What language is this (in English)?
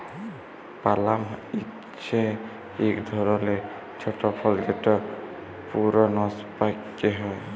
Bangla